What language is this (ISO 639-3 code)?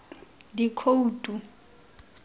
tsn